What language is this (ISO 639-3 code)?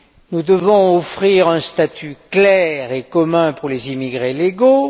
fra